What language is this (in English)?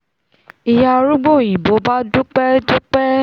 Yoruba